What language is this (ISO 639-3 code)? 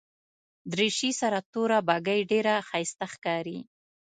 pus